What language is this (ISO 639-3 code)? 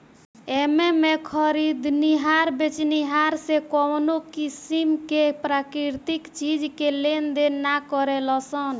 bho